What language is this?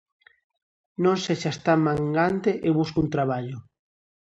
Galician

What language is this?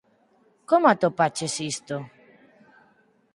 Galician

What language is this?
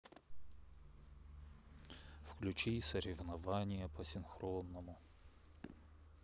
Russian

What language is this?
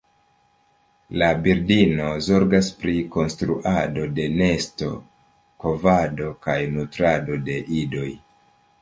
Esperanto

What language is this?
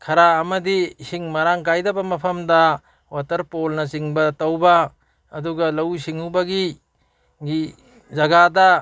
Manipuri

